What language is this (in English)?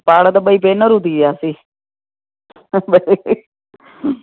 Sindhi